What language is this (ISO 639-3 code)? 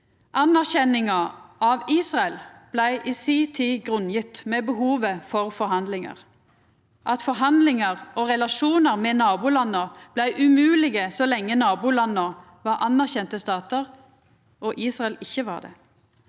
nor